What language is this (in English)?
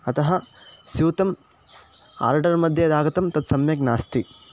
Sanskrit